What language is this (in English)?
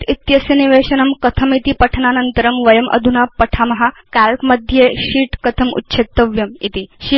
Sanskrit